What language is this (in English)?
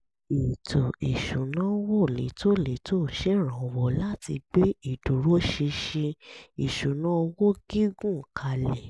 Yoruba